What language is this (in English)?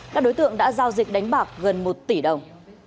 Vietnamese